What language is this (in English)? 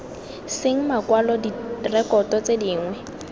Tswana